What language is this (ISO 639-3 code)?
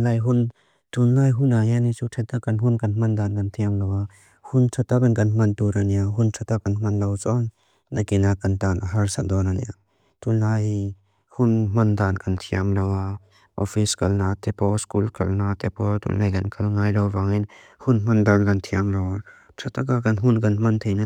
lus